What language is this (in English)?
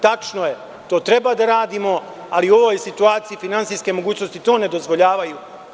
Serbian